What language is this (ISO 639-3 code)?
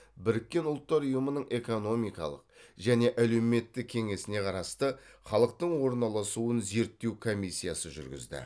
kaz